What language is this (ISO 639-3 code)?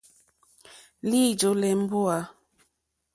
bri